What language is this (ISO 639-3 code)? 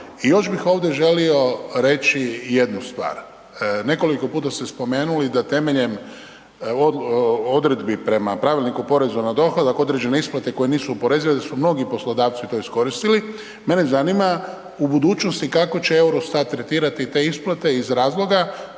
hrv